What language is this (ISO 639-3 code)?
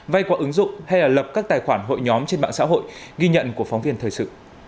vie